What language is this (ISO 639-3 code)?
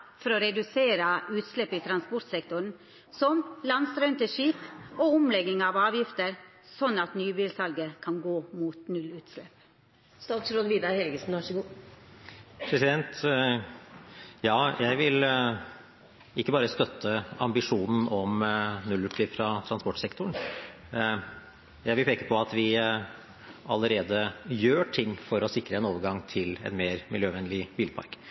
nor